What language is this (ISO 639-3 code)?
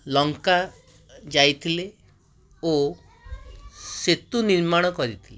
ori